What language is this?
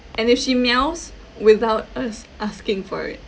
English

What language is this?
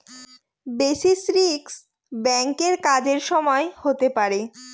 Bangla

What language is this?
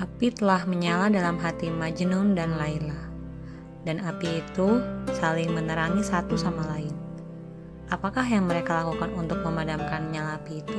Indonesian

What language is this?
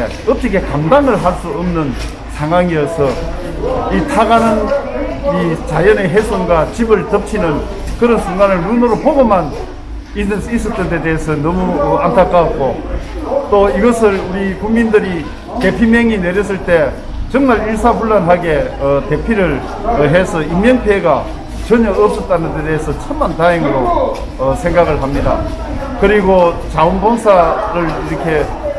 Korean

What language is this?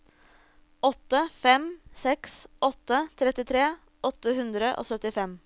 Norwegian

